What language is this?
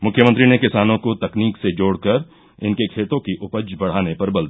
Hindi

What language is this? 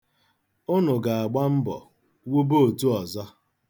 Igbo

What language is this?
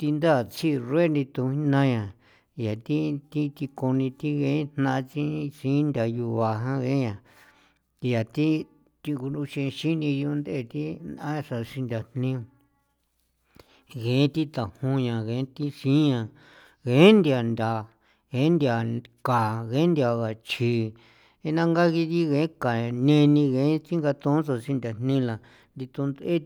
San Felipe Otlaltepec Popoloca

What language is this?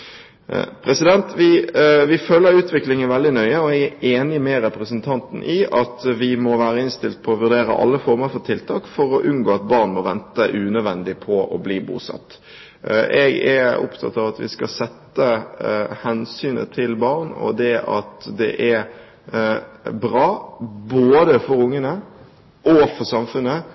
Norwegian Bokmål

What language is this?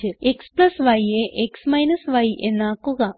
Malayalam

